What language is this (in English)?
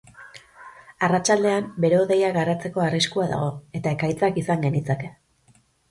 Basque